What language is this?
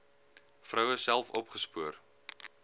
Afrikaans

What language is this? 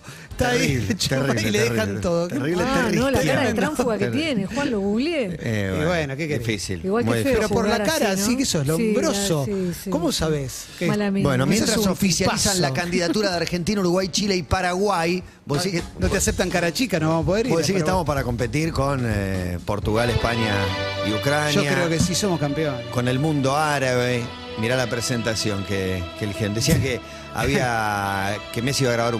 Spanish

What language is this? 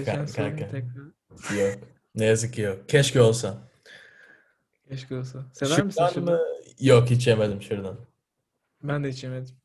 Turkish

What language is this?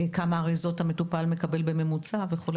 Hebrew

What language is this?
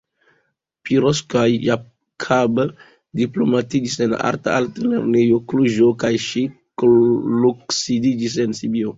Esperanto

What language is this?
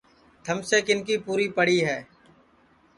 Sansi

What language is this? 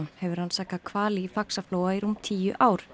Icelandic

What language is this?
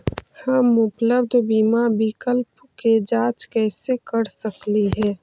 Magahi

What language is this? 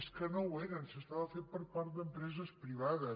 Catalan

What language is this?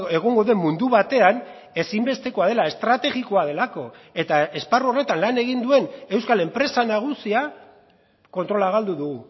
Basque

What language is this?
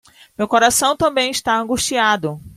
Portuguese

